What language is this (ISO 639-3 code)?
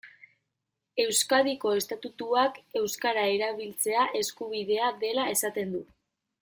eus